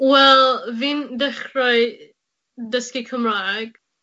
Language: Welsh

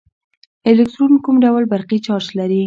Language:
Pashto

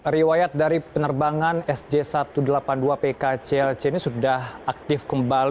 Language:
Indonesian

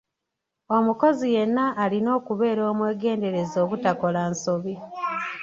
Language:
Ganda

